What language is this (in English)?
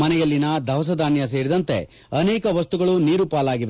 Kannada